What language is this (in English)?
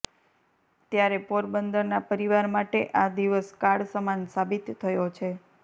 Gujarati